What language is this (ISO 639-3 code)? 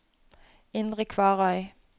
nor